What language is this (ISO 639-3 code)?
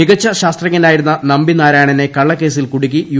mal